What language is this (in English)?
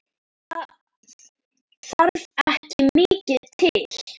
Icelandic